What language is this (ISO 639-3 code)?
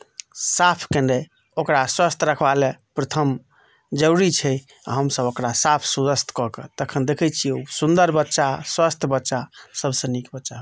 mai